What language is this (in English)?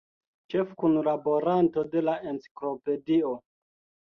Esperanto